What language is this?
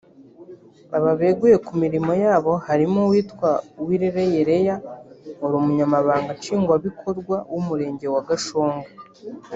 Kinyarwanda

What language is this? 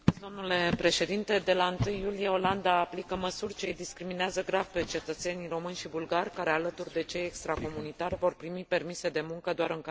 Romanian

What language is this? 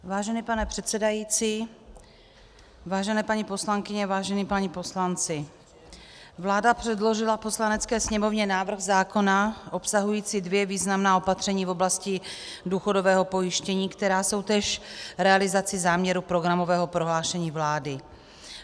Czech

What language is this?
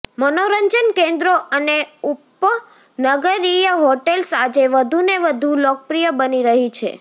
Gujarati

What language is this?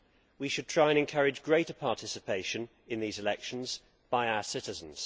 English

